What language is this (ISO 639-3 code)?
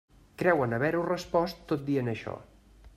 cat